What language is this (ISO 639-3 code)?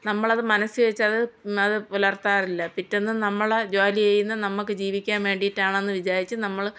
mal